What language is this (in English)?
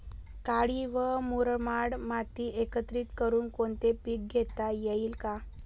Marathi